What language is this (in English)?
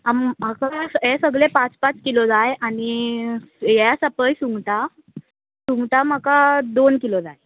Konkani